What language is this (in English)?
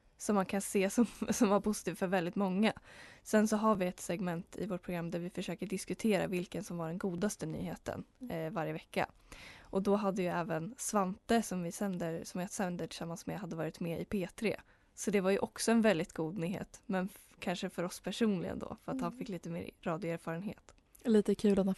Swedish